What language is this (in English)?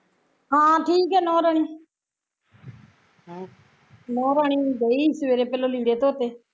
Punjabi